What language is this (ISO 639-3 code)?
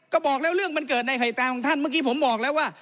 tha